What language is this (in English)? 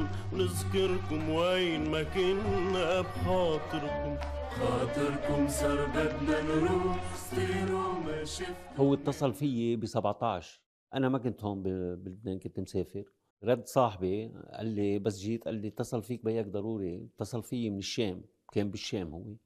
Arabic